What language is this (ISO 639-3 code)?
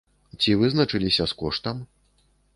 bel